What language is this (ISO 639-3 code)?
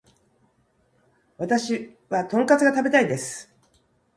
jpn